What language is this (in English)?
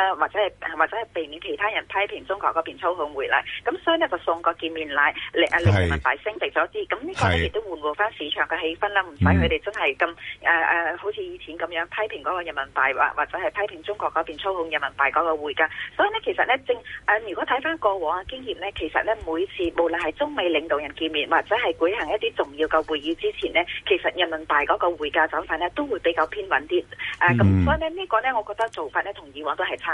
Chinese